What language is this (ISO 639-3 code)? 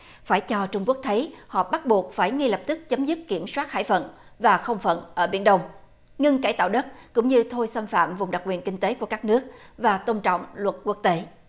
vie